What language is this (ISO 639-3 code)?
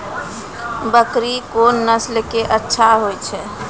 mai